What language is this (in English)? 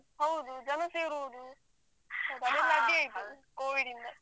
Kannada